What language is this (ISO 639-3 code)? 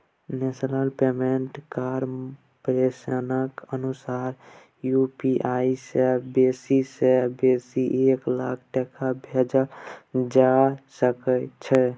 mai